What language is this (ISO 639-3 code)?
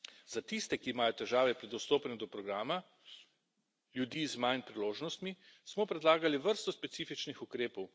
slv